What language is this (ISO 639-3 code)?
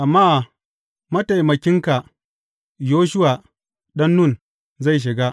hau